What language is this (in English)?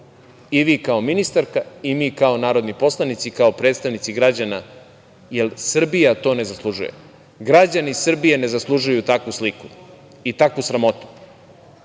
Serbian